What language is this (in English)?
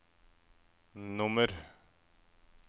Norwegian